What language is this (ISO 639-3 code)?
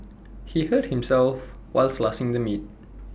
eng